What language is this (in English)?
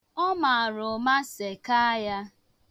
Igbo